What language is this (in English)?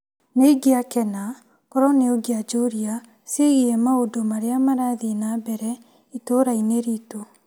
Kikuyu